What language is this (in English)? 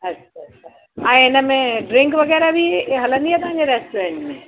Sindhi